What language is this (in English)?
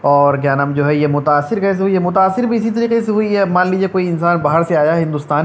Urdu